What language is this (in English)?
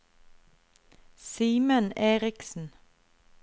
Norwegian